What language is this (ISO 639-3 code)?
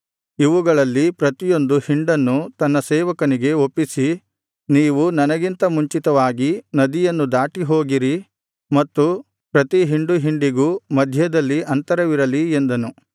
kan